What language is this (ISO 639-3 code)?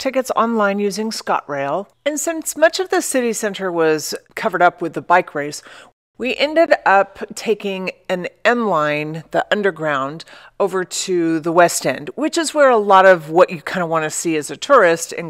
eng